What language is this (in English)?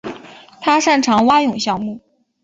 Chinese